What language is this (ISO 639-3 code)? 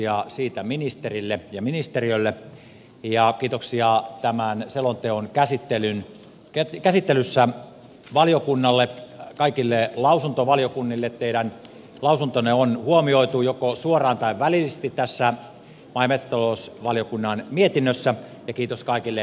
fin